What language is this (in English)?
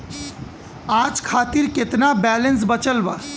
Bhojpuri